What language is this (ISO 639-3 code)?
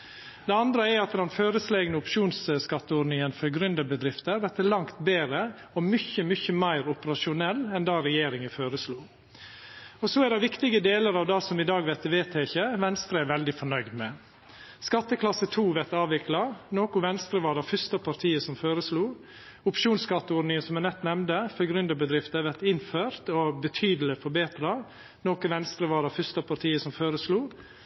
nno